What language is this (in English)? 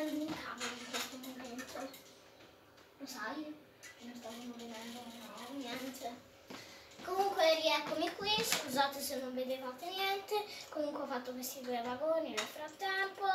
Italian